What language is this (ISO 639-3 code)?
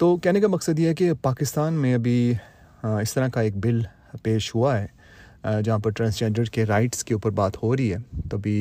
urd